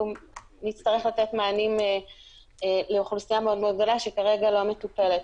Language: Hebrew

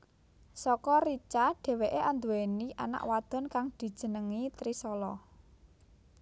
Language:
Javanese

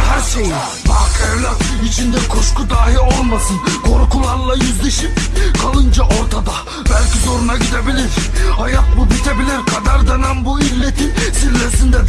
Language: Turkish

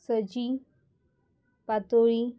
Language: Konkani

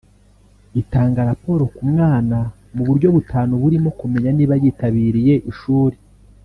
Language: Kinyarwanda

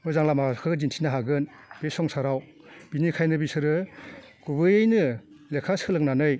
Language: Bodo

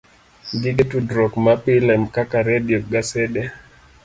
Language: Luo (Kenya and Tanzania)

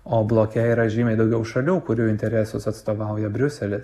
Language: Lithuanian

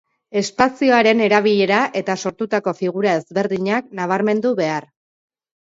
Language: Basque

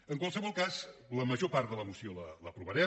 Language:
Catalan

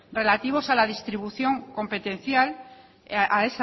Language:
Spanish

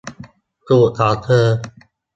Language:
Thai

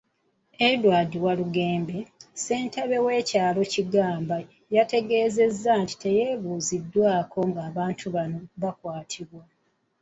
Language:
Ganda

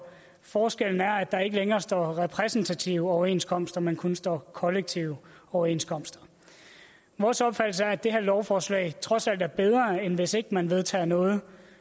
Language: Danish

